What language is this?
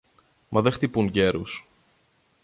Greek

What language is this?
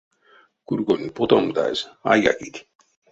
Erzya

